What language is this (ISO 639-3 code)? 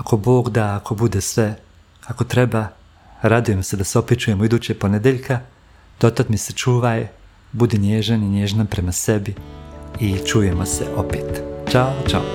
hrv